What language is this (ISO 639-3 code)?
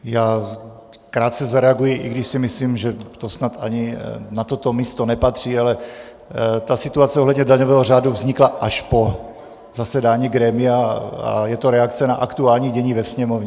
ces